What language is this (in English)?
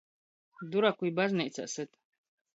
Latgalian